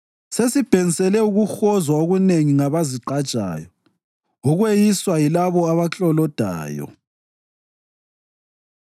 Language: North Ndebele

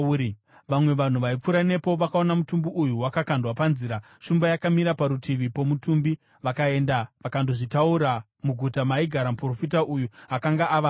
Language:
Shona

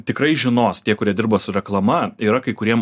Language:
Lithuanian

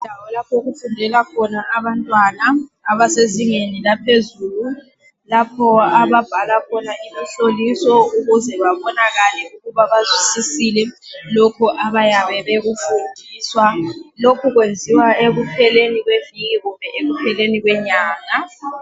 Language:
North Ndebele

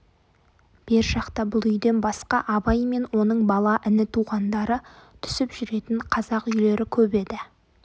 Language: Kazakh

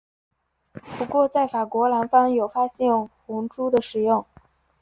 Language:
Chinese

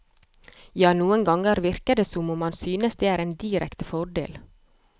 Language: Norwegian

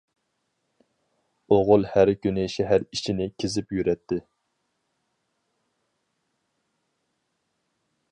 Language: Uyghur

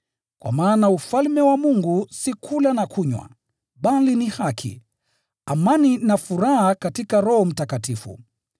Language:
Swahili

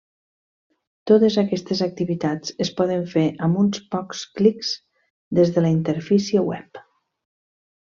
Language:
Catalan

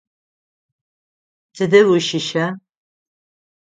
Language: Adyghe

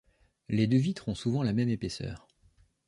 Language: French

